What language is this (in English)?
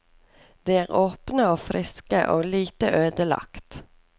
Norwegian